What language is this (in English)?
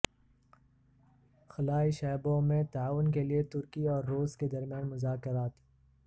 Urdu